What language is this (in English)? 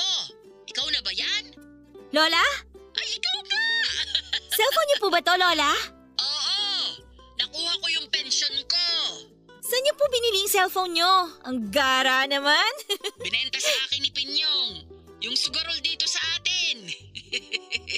Filipino